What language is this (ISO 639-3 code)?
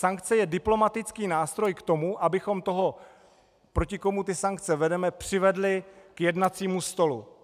ces